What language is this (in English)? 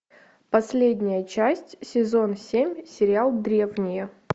Russian